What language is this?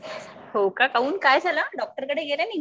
Marathi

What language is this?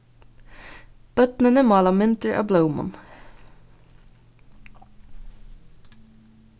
Faroese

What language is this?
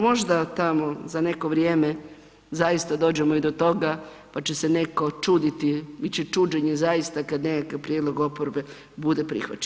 Croatian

